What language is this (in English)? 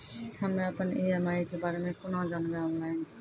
Maithili